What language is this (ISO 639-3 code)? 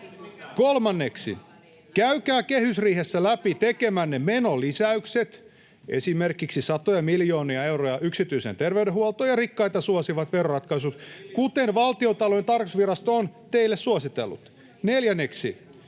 fin